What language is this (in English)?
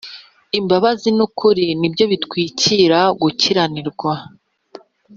Kinyarwanda